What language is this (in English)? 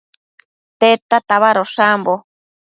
Matsés